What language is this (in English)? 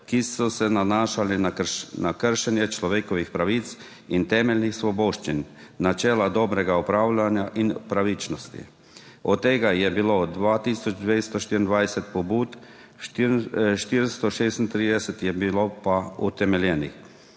Slovenian